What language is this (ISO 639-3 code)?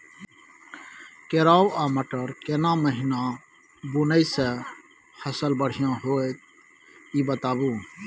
mai